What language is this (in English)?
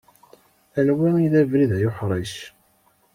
Kabyle